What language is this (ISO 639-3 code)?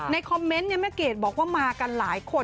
tha